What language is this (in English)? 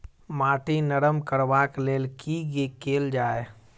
Maithili